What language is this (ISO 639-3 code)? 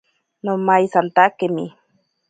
prq